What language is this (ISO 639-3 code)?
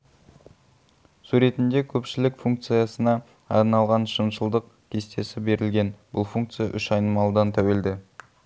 kaz